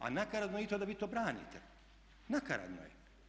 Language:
Croatian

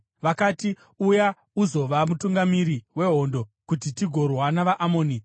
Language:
Shona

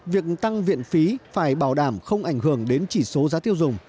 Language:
Vietnamese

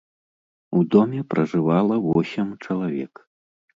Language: Belarusian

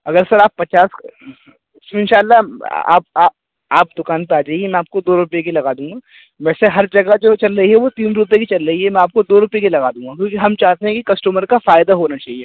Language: Urdu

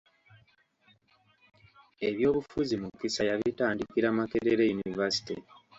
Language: Ganda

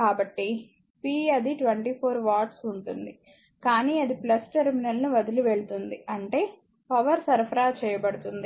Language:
Telugu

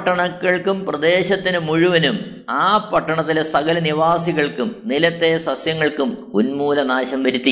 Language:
Malayalam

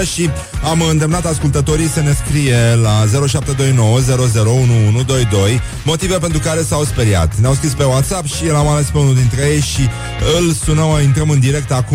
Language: Romanian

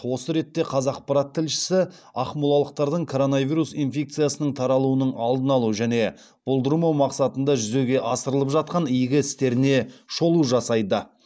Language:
Kazakh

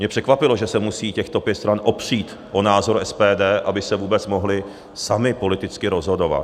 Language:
Czech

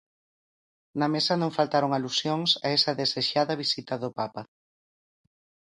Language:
Galician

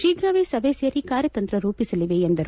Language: Kannada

